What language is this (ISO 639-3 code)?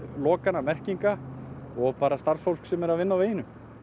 isl